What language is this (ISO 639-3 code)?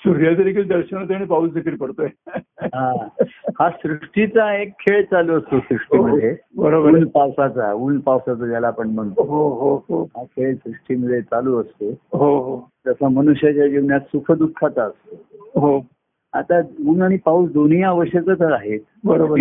mar